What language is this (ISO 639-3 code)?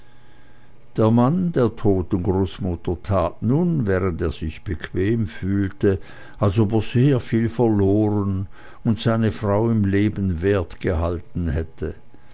deu